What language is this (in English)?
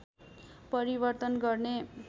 Nepali